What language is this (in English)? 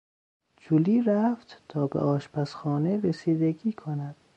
Persian